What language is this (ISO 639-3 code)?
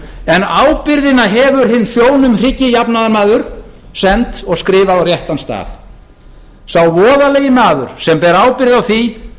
isl